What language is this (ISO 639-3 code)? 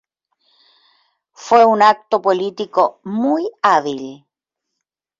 spa